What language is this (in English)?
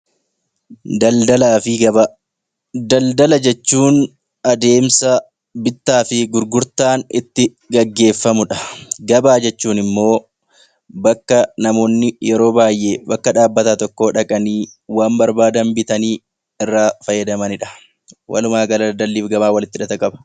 Oromo